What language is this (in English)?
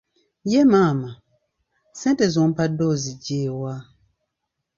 Ganda